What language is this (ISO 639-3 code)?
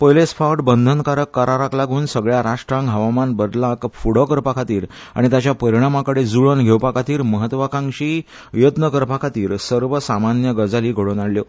kok